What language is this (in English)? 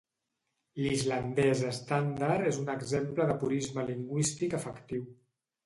Catalan